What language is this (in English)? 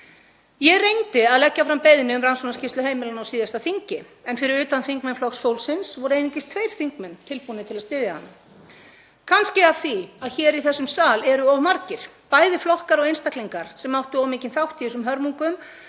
Icelandic